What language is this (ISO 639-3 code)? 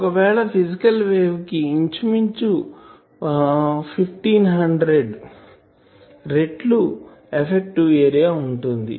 tel